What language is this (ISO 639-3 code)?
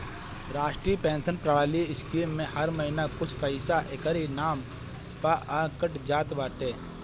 bho